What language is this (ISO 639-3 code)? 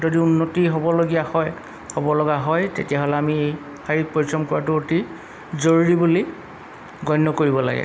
asm